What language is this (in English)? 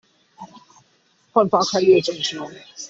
Chinese